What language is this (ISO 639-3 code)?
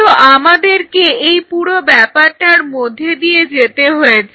ben